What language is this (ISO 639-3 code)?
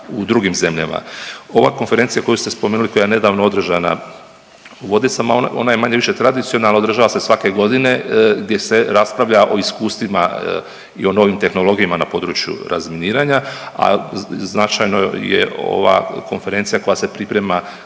hrv